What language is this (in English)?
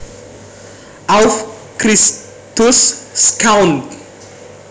Javanese